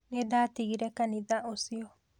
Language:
Kikuyu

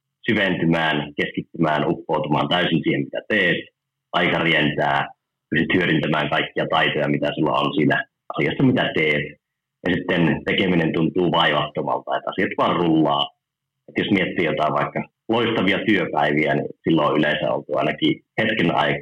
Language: Finnish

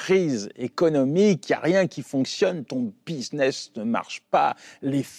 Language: French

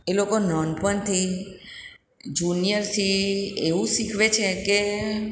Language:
Gujarati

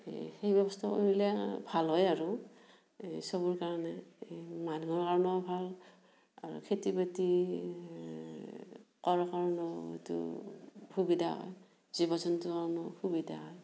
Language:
Assamese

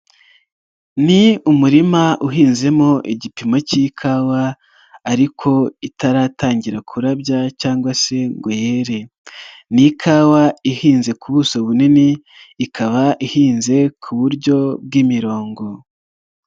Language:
Kinyarwanda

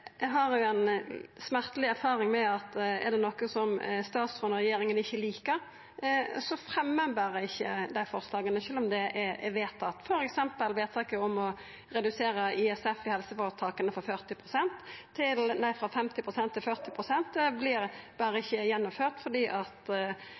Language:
Norwegian Nynorsk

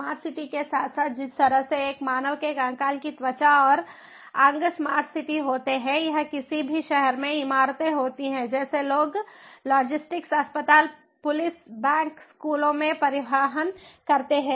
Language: Hindi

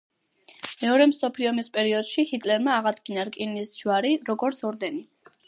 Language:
Georgian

